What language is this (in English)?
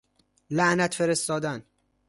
Persian